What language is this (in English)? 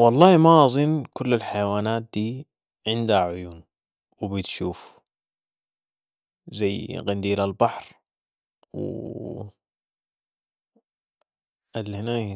Sudanese Arabic